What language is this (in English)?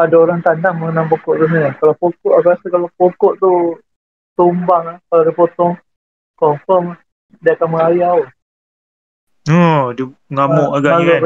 Malay